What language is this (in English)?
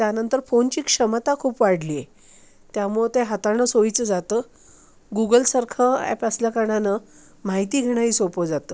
Marathi